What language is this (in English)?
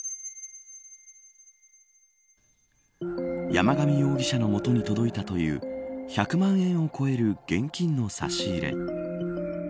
Japanese